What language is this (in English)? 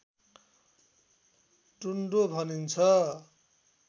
Nepali